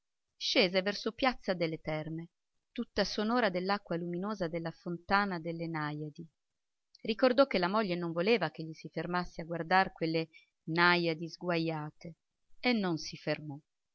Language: Italian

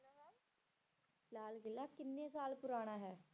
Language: Punjabi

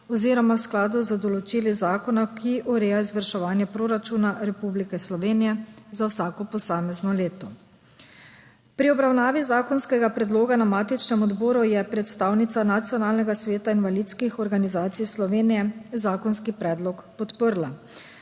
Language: Slovenian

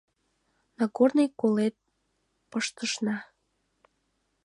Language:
Mari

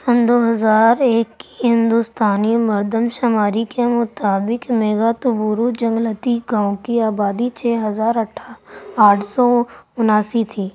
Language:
Urdu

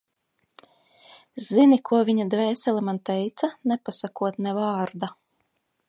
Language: Latvian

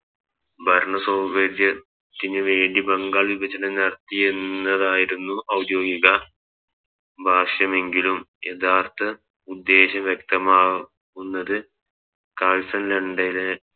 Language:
Malayalam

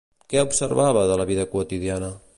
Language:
Catalan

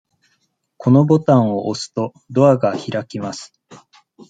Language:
Japanese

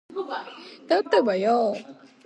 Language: Georgian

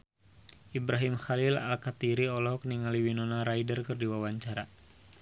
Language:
Sundanese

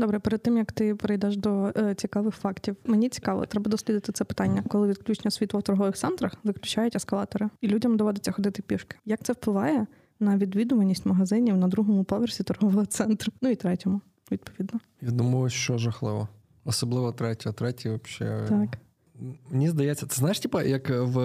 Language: Ukrainian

